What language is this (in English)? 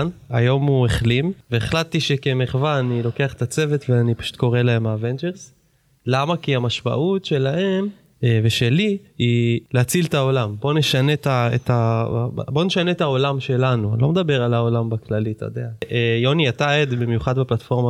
Hebrew